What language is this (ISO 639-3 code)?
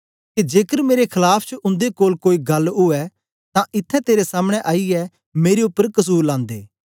doi